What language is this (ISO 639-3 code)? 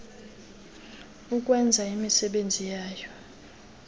xho